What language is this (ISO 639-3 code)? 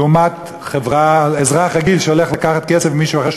heb